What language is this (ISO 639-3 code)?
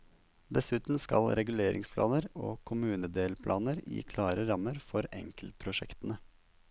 nor